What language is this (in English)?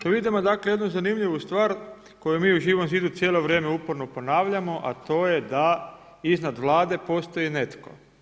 Croatian